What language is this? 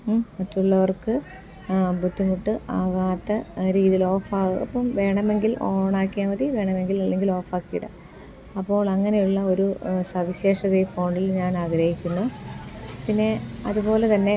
Malayalam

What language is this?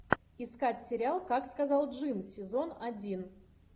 Russian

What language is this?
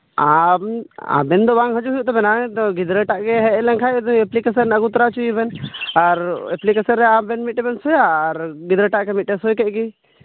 Santali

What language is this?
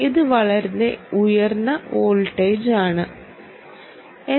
Malayalam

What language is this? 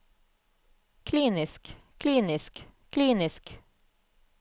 Norwegian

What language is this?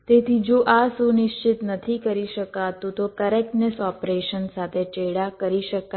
Gujarati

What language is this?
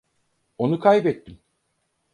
Turkish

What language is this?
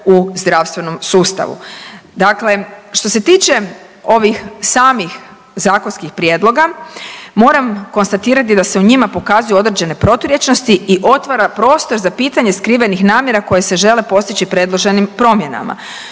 Croatian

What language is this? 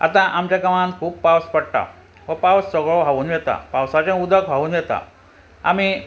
Konkani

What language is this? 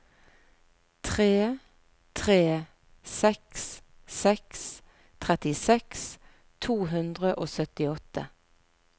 Norwegian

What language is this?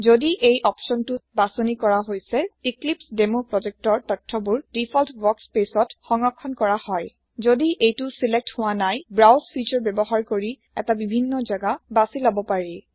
Assamese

